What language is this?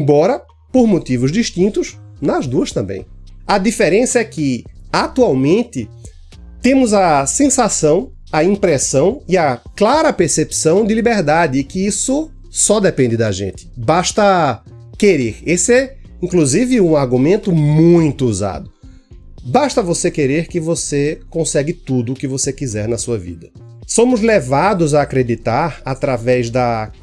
Portuguese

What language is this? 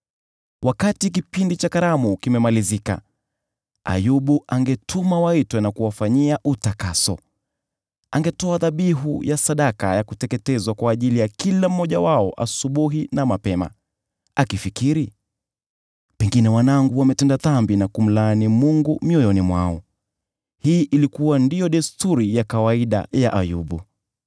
Swahili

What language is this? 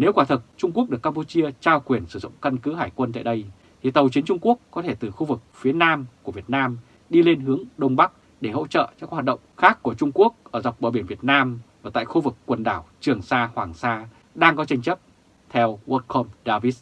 Vietnamese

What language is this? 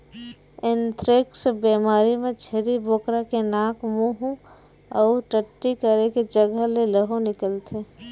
Chhattisgarhi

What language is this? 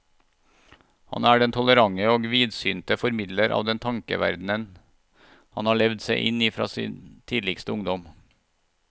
Norwegian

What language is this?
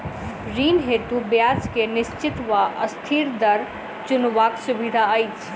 Maithili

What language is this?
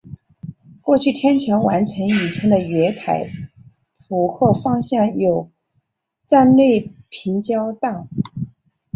Chinese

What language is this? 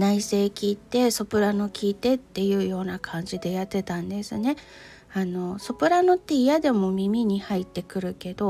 Japanese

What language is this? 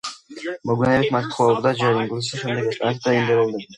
Georgian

